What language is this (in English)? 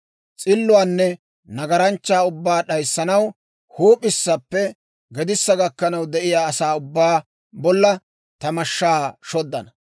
Dawro